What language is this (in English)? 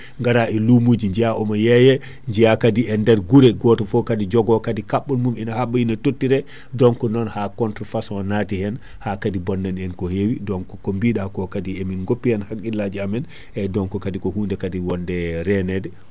Fula